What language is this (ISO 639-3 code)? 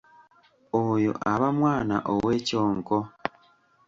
lug